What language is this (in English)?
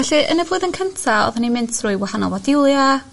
Welsh